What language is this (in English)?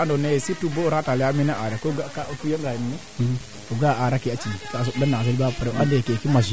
Serer